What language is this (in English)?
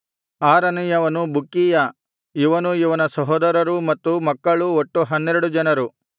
Kannada